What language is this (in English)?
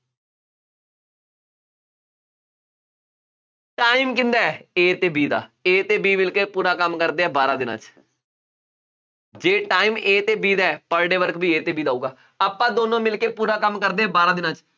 Punjabi